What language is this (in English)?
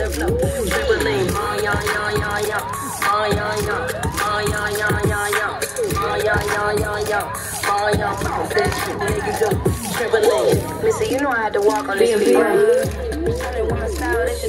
English